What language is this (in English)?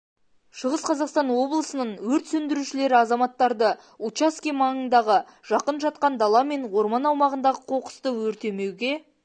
Kazakh